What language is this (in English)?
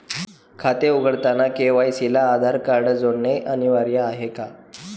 Marathi